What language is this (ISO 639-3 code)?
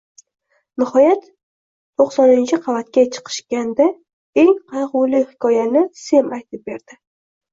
uzb